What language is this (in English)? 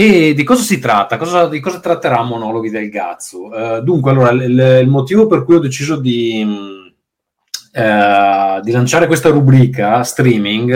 Italian